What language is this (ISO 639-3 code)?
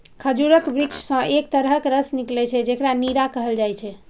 mai